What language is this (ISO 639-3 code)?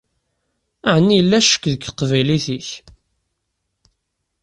kab